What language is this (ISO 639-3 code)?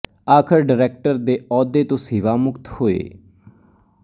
pan